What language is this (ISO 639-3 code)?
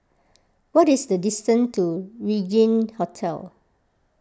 eng